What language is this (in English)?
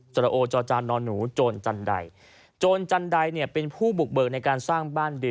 Thai